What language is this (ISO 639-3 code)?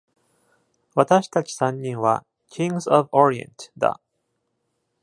jpn